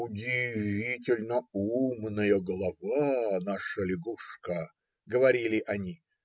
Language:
Russian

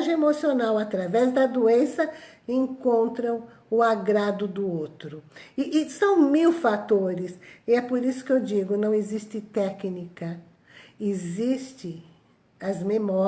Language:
Portuguese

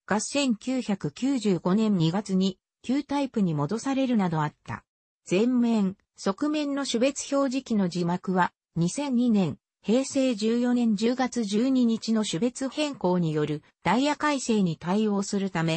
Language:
Japanese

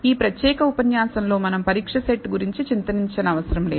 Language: Telugu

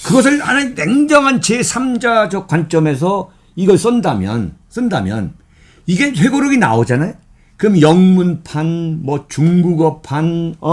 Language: Korean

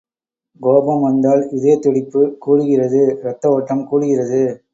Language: Tamil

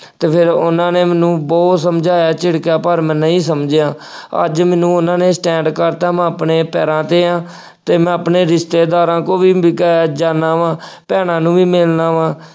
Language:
Punjabi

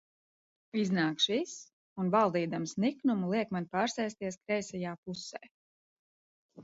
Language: Latvian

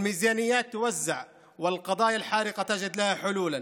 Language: Hebrew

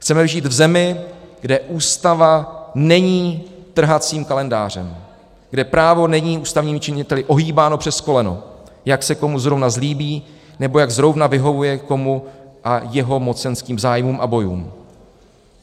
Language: Czech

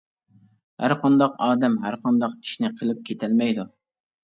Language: Uyghur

